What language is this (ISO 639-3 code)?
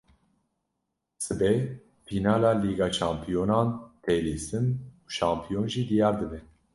kur